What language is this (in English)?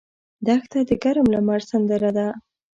Pashto